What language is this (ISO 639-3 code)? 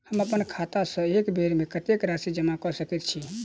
mai